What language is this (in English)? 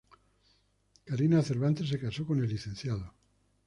Spanish